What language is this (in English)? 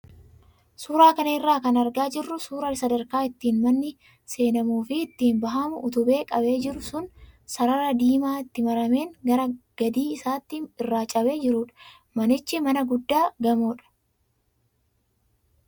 Oromo